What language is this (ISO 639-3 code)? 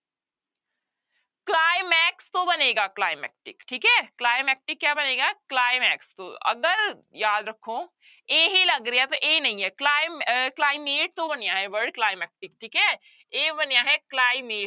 pan